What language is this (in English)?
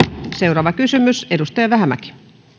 Finnish